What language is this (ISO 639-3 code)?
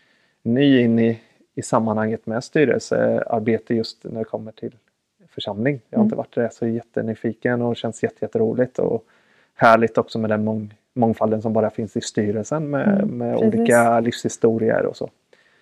swe